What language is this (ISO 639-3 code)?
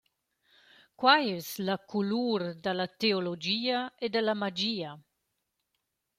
roh